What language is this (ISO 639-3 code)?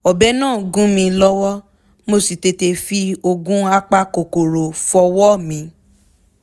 yor